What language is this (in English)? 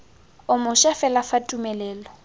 Tswana